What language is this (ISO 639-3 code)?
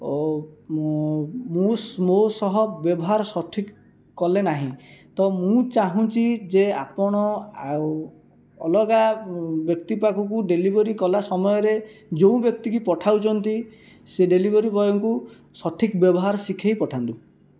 ori